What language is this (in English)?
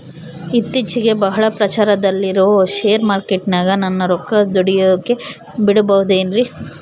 Kannada